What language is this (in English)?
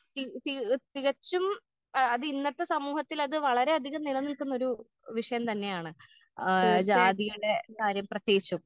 Malayalam